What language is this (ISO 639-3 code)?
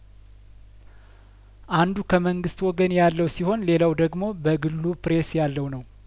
amh